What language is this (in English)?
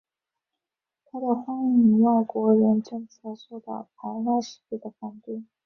Chinese